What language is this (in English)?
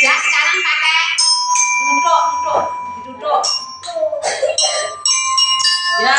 Indonesian